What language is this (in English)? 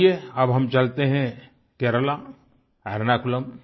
Hindi